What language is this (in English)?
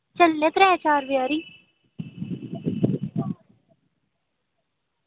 Dogri